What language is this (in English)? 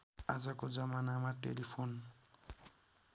Nepali